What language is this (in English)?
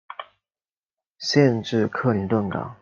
Chinese